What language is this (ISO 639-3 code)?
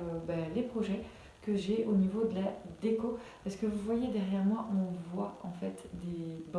fra